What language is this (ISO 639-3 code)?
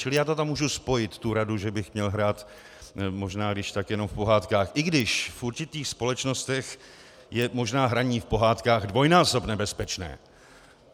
ces